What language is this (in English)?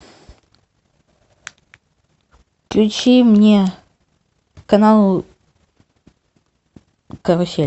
Russian